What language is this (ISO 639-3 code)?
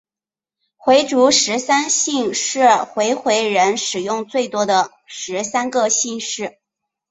zho